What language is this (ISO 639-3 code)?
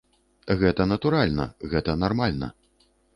bel